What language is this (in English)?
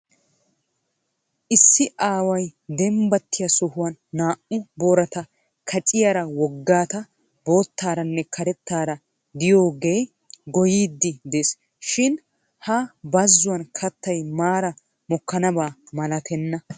Wolaytta